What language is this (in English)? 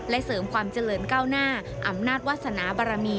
Thai